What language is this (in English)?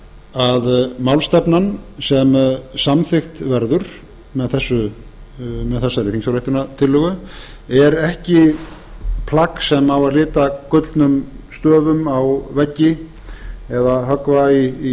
Icelandic